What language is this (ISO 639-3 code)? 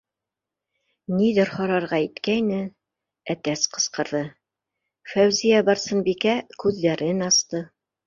bak